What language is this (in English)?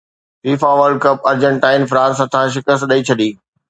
Sindhi